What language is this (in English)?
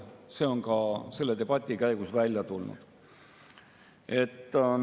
Estonian